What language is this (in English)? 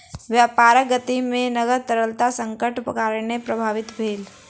Maithili